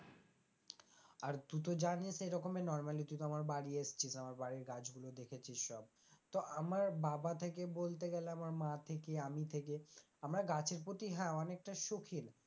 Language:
Bangla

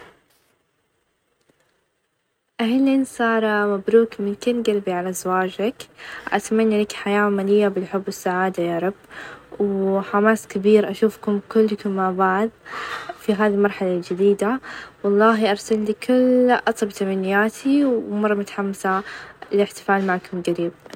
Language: Najdi Arabic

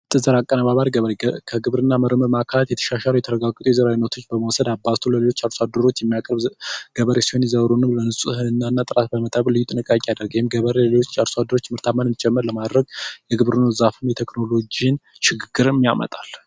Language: Amharic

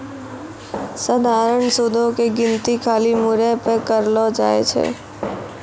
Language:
Maithili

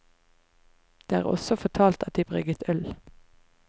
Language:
Norwegian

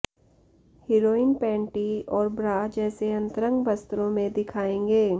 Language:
Hindi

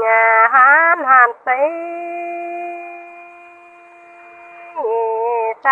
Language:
Vietnamese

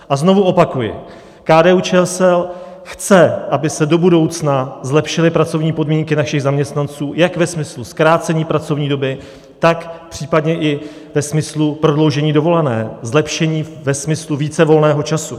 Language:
Czech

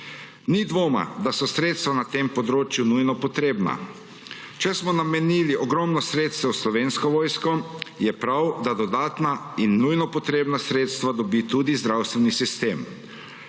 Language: Slovenian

